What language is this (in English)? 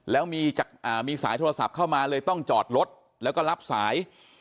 Thai